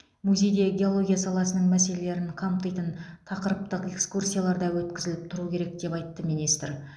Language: Kazakh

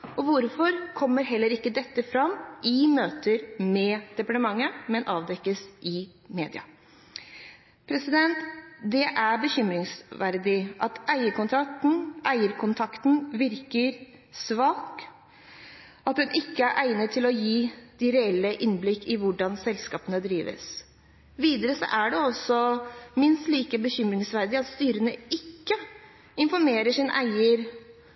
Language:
Norwegian Bokmål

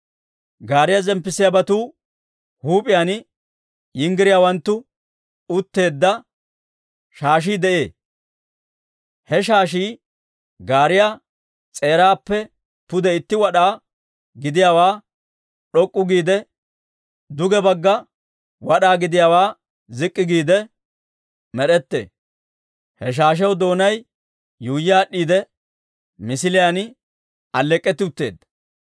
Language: Dawro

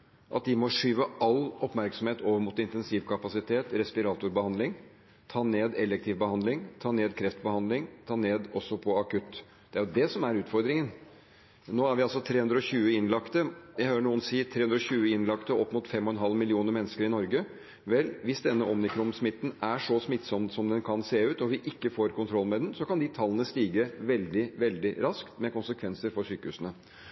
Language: Norwegian Bokmål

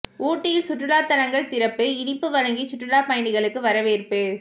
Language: Tamil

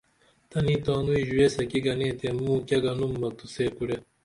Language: Dameli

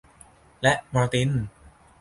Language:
Thai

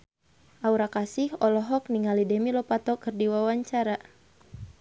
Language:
Sundanese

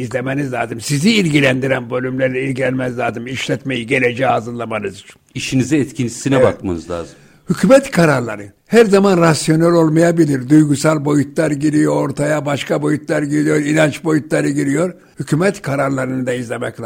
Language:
Turkish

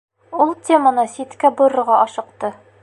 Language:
Bashkir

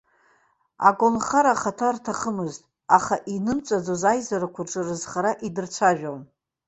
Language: Abkhazian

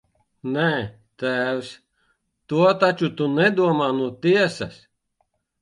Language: Latvian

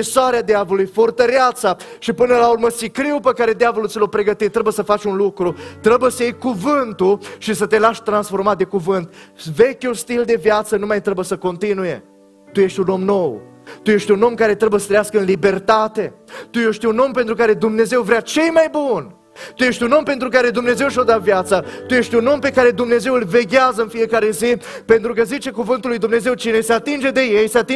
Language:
Romanian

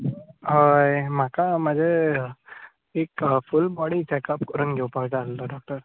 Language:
Konkani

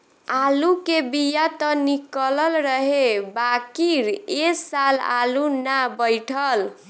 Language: Bhojpuri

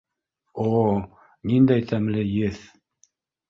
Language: Bashkir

